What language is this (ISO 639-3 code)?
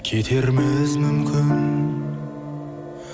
kaz